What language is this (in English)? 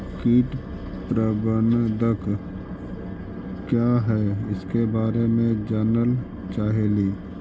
Magahi